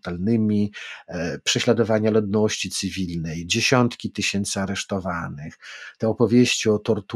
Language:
Polish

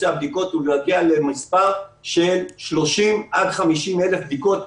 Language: Hebrew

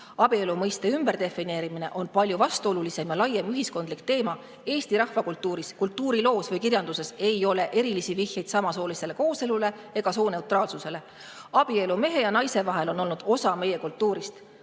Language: Estonian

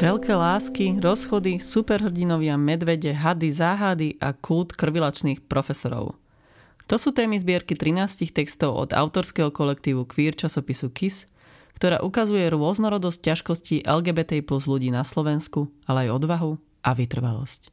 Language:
Slovak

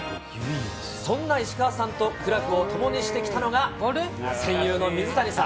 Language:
Japanese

